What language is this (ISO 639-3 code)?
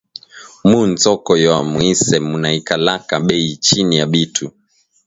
swa